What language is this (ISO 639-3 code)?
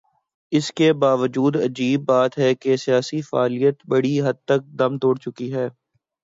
urd